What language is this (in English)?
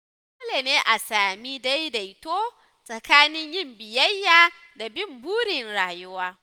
Hausa